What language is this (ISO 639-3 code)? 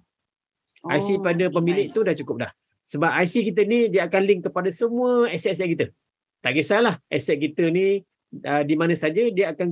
msa